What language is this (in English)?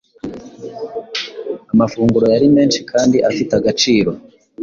Kinyarwanda